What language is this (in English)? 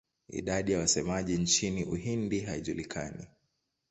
Swahili